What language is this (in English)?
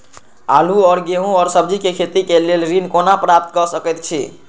Maithili